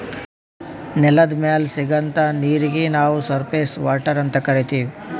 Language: Kannada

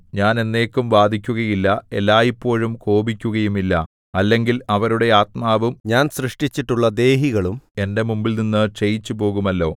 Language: Malayalam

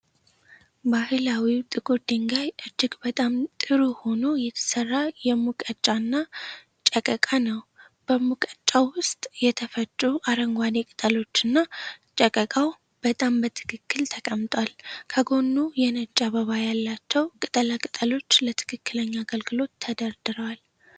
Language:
Amharic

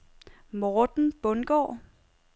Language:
Danish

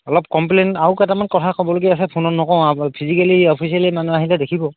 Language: Assamese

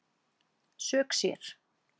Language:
Icelandic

